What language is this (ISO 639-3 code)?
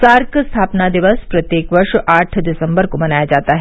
hin